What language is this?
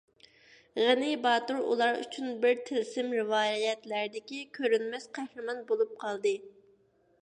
Uyghur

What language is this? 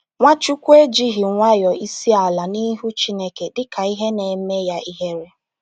Igbo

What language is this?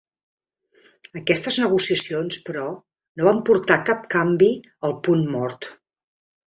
Catalan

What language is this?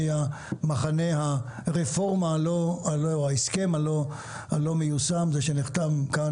Hebrew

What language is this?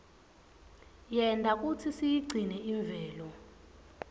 Swati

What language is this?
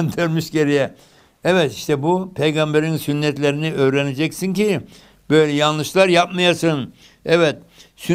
Turkish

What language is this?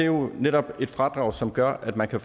Danish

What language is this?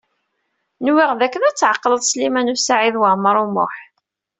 Kabyle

